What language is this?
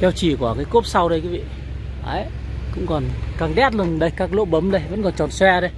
Vietnamese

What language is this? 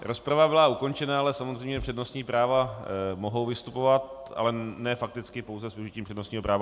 Czech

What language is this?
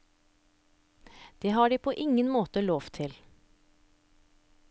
Norwegian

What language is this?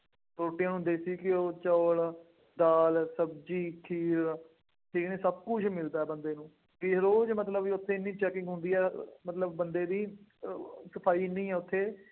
Punjabi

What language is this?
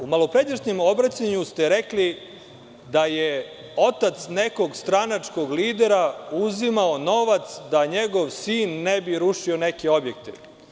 Serbian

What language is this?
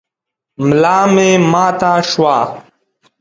Pashto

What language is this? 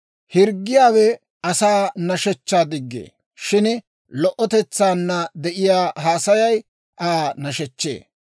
Dawro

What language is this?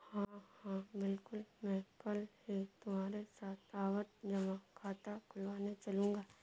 Hindi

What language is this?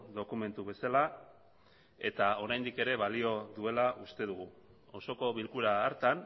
Basque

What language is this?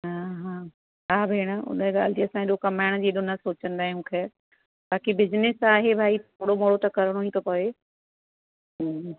Sindhi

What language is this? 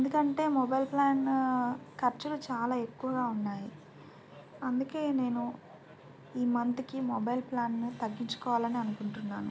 Telugu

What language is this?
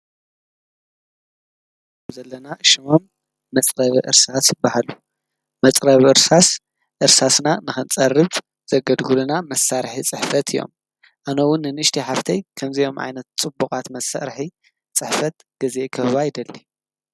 Tigrinya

